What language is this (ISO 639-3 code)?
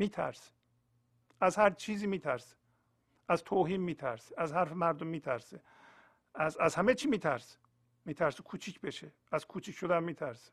fas